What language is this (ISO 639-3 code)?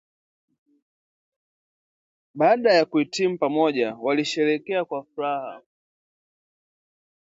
swa